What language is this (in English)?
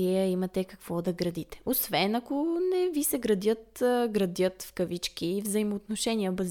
Bulgarian